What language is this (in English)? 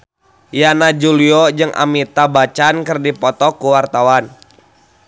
Sundanese